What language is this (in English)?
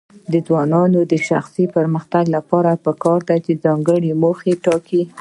Pashto